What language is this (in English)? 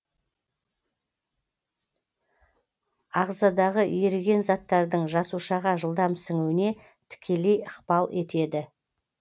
Kazakh